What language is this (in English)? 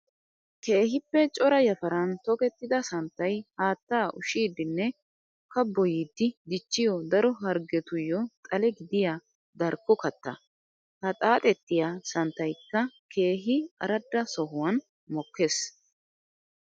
Wolaytta